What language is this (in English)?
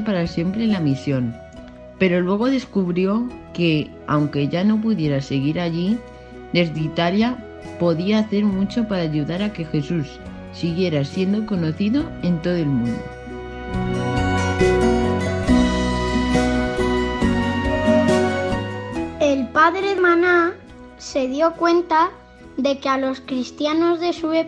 Spanish